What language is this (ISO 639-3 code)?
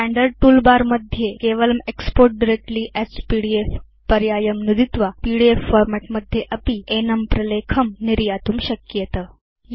san